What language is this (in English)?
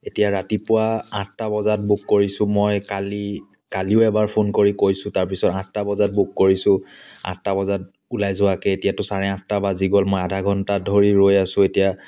Assamese